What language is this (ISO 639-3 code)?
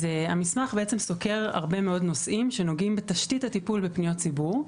heb